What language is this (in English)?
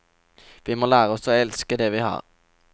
Norwegian